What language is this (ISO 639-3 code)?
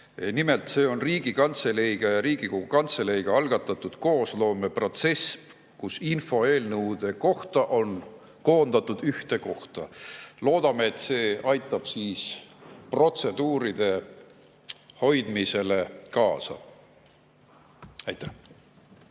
est